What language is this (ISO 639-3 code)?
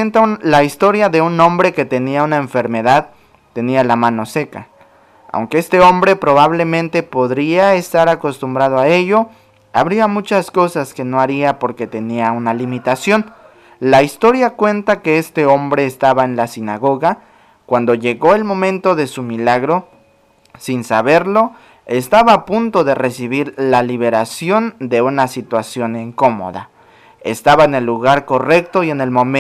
spa